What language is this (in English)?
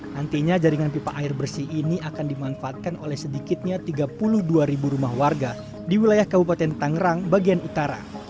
Indonesian